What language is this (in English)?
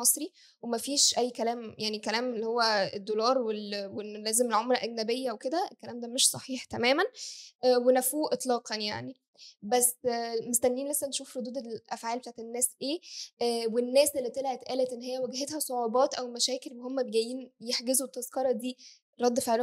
Arabic